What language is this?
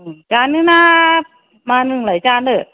Bodo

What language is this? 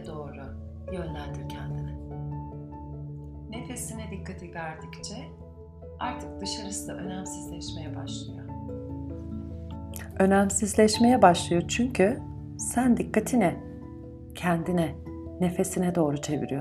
Turkish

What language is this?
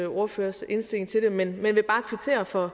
Danish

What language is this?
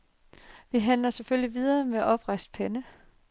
Danish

